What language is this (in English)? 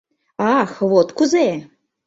Mari